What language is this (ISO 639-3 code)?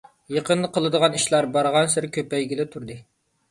uig